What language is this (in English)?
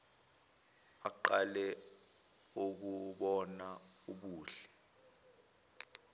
Zulu